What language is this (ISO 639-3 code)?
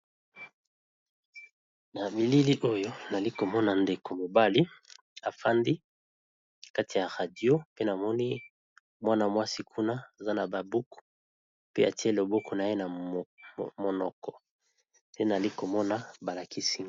lin